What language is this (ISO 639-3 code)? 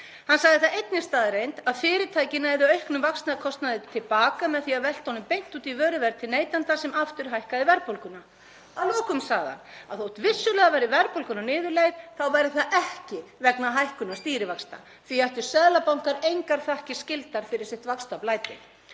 isl